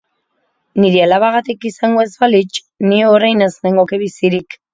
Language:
Basque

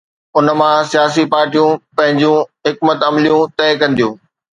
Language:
Sindhi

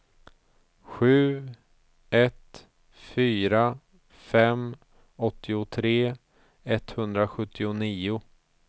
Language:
Swedish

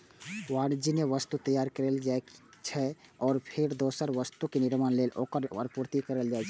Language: Maithili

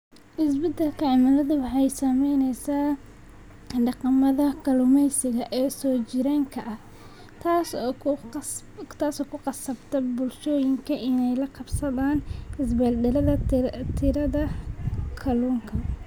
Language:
Somali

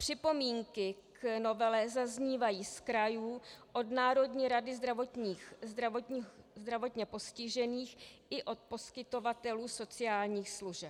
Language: Czech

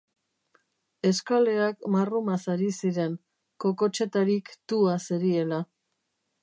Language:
Basque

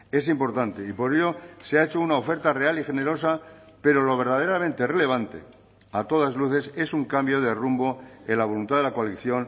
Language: Spanish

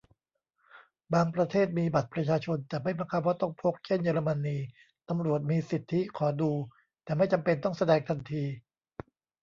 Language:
Thai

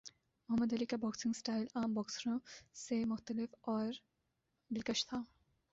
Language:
Urdu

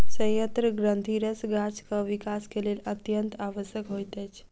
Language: Maithili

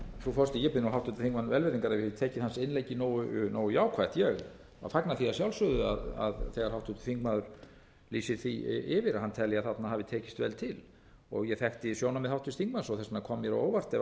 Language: Icelandic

